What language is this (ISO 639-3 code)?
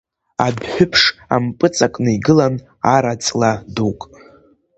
abk